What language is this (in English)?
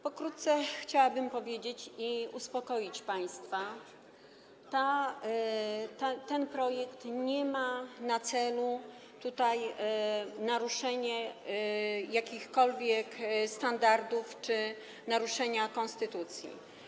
Polish